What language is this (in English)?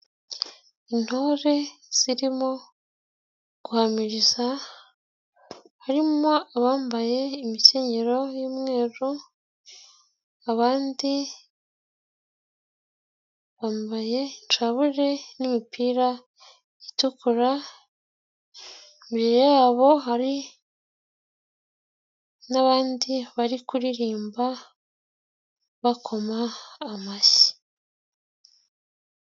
Kinyarwanda